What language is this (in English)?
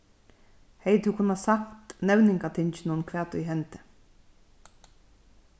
Faroese